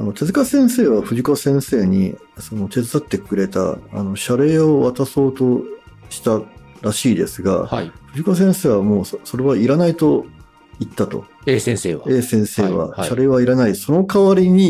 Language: Japanese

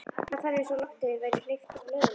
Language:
Icelandic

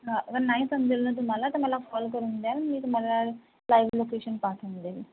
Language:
Marathi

